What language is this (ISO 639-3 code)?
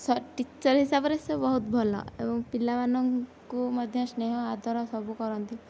ori